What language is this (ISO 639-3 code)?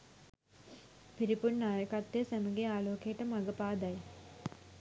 sin